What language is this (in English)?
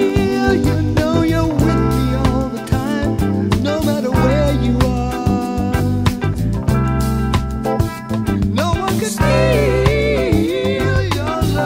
English